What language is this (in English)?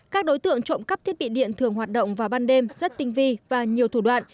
Vietnamese